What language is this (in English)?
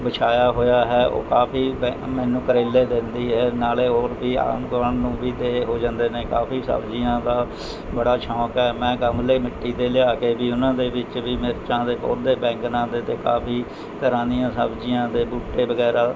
Punjabi